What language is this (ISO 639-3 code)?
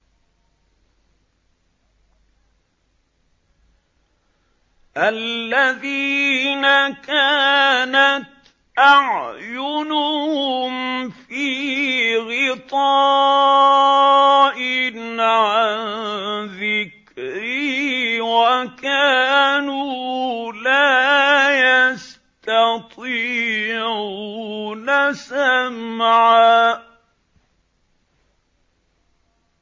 ara